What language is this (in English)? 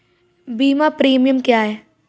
Hindi